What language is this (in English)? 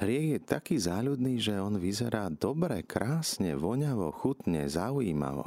Slovak